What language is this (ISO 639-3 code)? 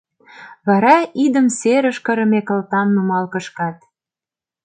chm